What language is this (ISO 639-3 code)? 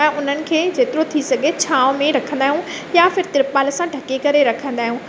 snd